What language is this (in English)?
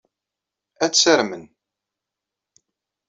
Kabyle